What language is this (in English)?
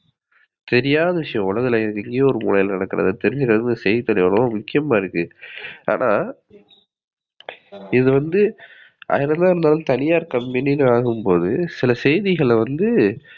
Tamil